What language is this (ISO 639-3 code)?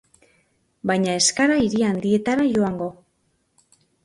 eus